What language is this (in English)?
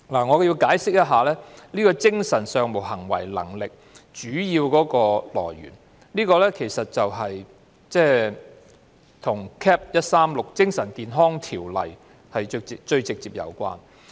Cantonese